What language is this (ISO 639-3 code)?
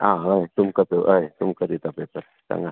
kok